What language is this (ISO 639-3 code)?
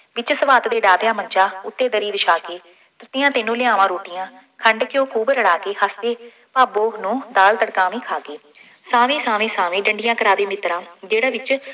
pan